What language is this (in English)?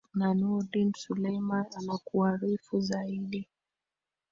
Swahili